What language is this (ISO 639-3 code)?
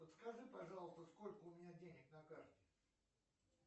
rus